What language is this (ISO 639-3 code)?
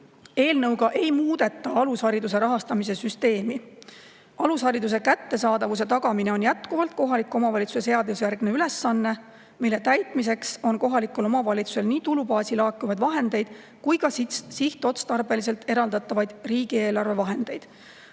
est